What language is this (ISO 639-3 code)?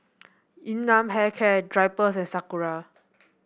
eng